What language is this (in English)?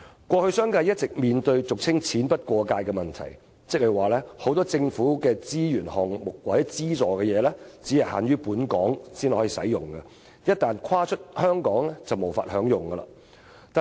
Cantonese